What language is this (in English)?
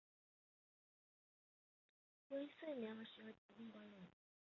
Chinese